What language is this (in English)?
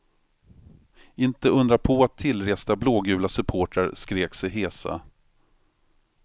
Swedish